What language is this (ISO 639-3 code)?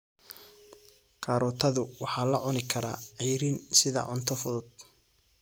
som